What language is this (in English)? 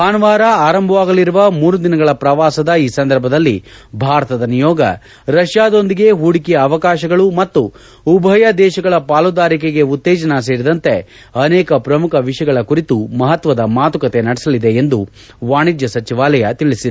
Kannada